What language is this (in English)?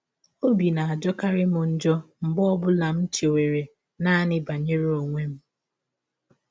Igbo